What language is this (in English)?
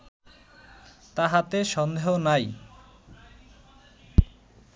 Bangla